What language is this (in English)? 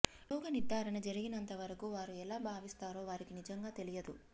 Telugu